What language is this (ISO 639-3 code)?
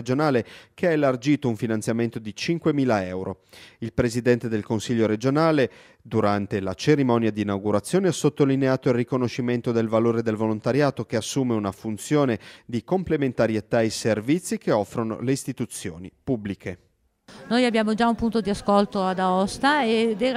ita